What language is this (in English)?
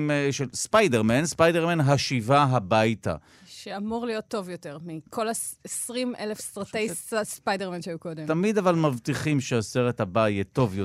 Hebrew